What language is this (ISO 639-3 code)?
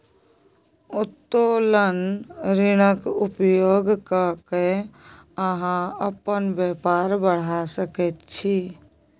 mai